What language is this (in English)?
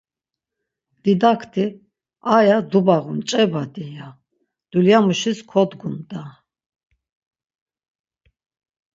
Laz